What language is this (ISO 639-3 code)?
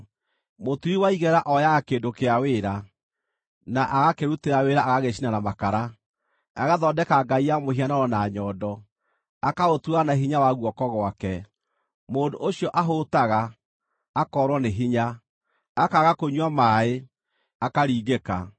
kik